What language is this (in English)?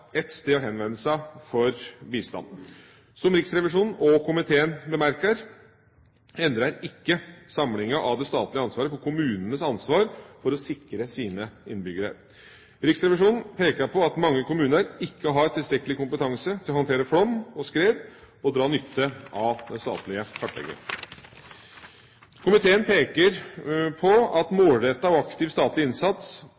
Norwegian Bokmål